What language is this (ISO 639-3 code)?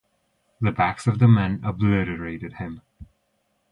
eng